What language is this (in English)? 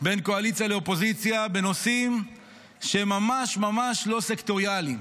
Hebrew